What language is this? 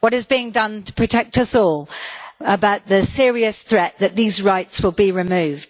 English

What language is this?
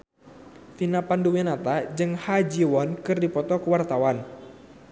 Sundanese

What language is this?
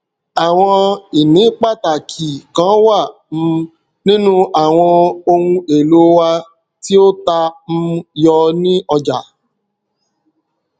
Yoruba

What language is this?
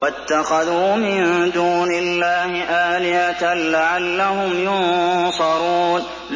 Arabic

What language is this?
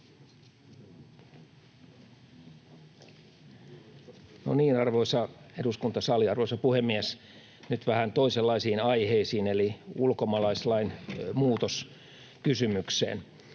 Finnish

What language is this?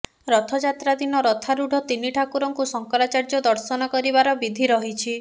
Odia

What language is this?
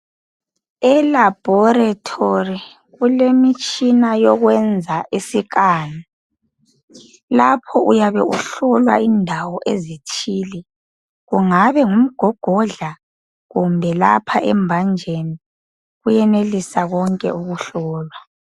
North Ndebele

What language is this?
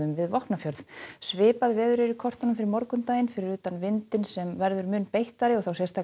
Icelandic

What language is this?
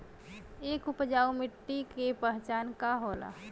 Bhojpuri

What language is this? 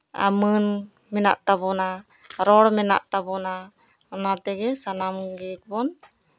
Santali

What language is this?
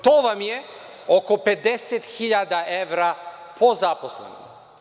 Serbian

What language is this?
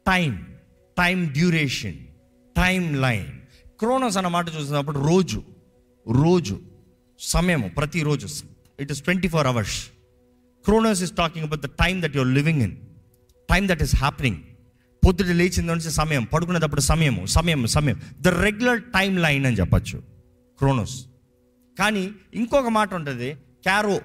Telugu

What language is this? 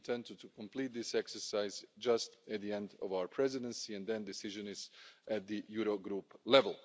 English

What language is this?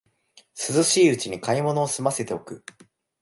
Japanese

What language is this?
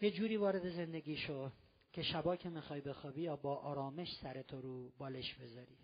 Persian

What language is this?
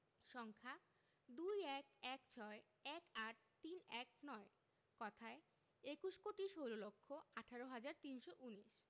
Bangla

